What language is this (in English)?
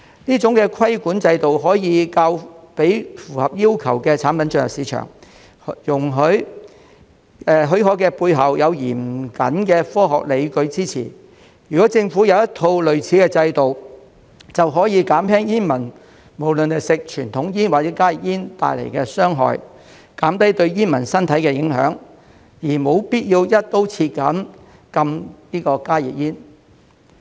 Cantonese